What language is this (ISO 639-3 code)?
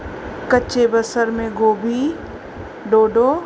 snd